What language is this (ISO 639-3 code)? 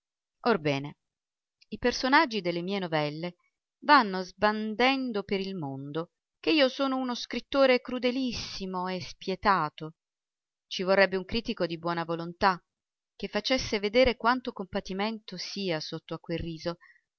ita